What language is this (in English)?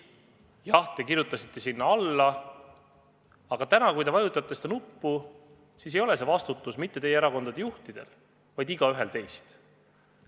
Estonian